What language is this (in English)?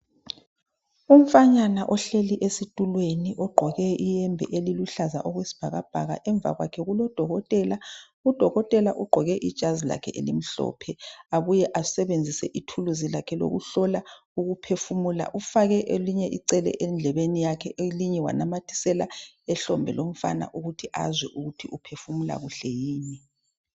North Ndebele